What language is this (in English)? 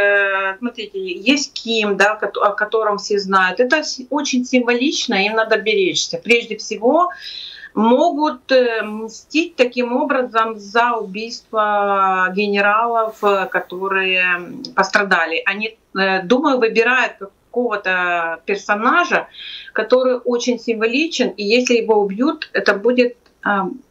Russian